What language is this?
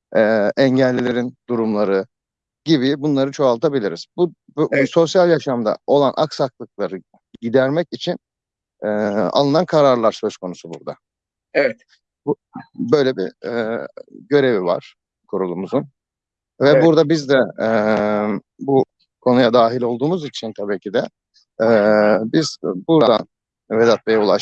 Turkish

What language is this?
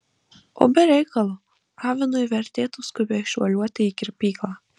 Lithuanian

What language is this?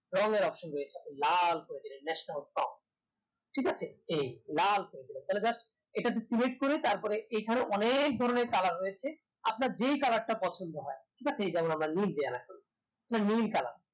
Bangla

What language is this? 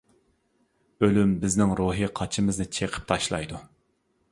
Uyghur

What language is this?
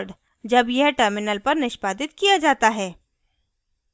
Hindi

